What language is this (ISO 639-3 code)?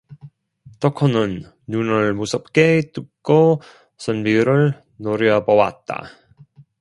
kor